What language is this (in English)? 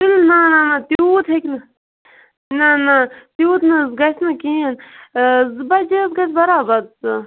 Kashmiri